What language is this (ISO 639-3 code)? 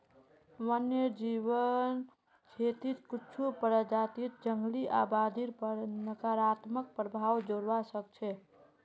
mag